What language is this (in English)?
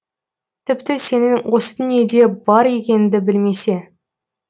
Kazakh